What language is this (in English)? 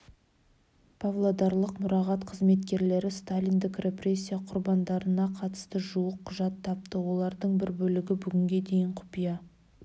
Kazakh